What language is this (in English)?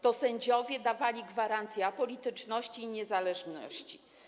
Polish